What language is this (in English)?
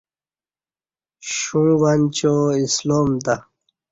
Kati